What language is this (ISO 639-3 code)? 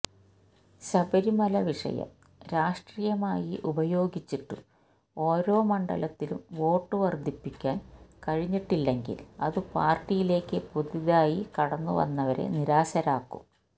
mal